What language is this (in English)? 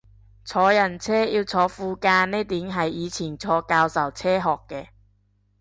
Cantonese